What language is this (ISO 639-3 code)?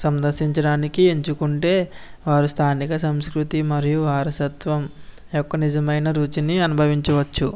tel